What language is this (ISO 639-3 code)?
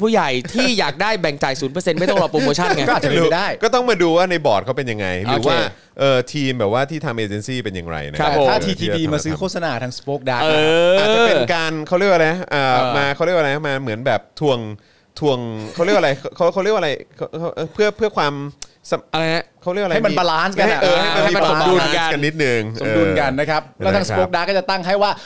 tha